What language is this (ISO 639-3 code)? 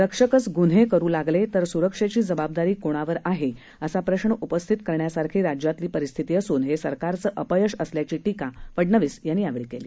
mar